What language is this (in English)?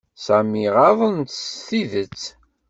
Kabyle